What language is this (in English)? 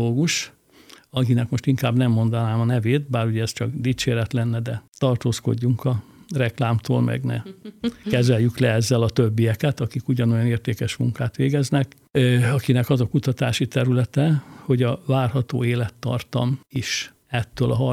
Hungarian